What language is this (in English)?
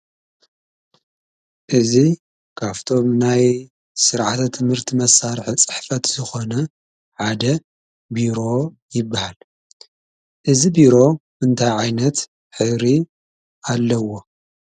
Tigrinya